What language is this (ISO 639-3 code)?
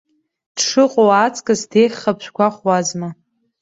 abk